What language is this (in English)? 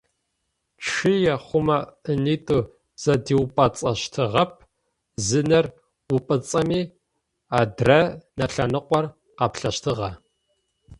Adyghe